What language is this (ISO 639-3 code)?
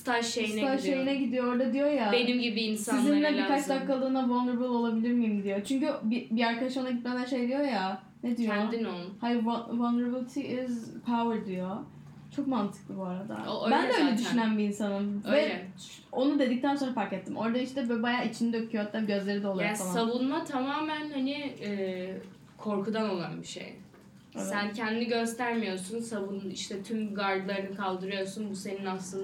tur